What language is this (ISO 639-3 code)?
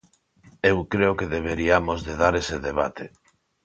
glg